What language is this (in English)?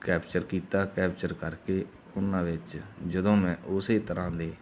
Punjabi